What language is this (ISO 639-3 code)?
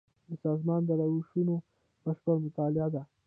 pus